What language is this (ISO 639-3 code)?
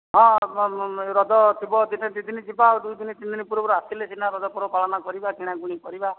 ori